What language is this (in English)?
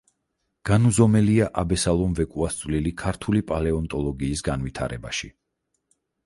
Georgian